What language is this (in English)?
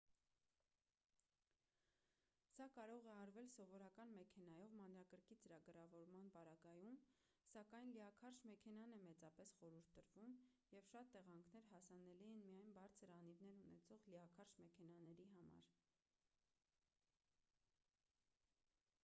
Armenian